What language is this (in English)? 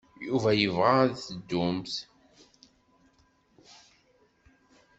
Kabyle